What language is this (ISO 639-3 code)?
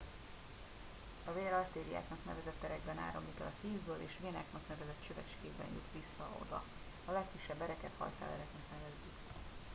hun